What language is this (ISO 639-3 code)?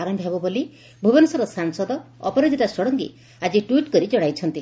ori